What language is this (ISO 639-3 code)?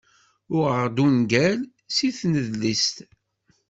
kab